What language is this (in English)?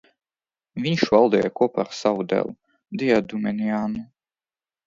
Latvian